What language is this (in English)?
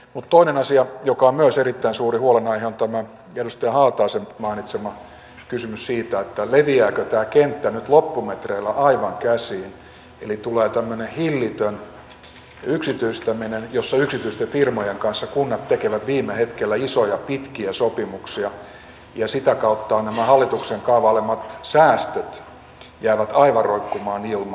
Finnish